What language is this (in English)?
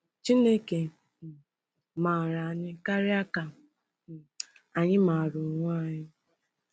Igbo